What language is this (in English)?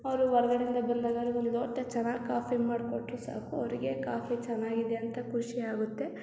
Kannada